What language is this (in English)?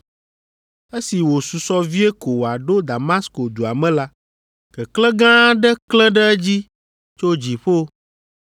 Ewe